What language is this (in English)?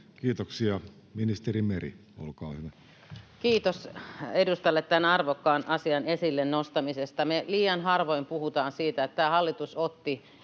Finnish